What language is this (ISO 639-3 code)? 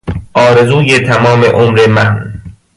fas